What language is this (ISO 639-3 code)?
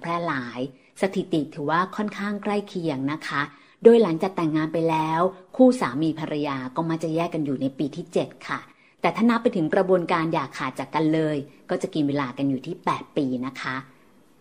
tha